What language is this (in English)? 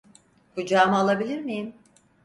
Turkish